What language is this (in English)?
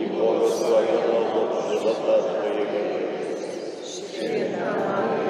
Polish